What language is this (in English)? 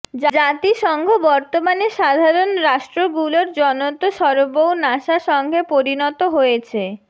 Bangla